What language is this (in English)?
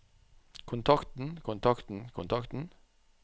Norwegian